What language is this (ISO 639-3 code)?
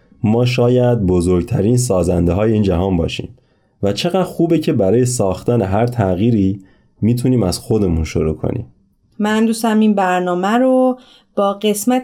fas